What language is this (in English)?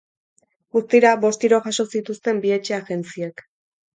Basque